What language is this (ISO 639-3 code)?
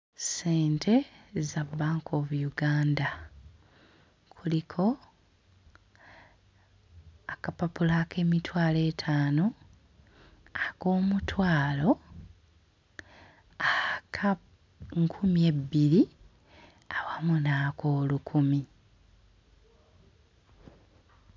lug